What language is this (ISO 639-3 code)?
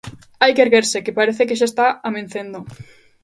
glg